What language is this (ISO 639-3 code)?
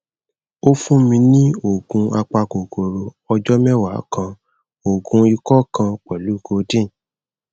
yor